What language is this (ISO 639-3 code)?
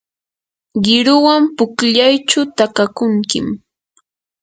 qur